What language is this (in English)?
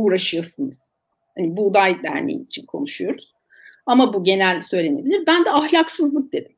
Turkish